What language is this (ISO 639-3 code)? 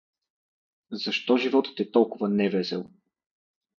bul